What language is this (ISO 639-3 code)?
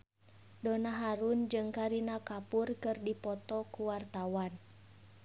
sun